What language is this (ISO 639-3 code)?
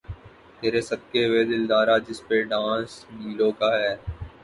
urd